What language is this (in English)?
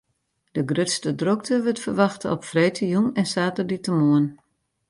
Western Frisian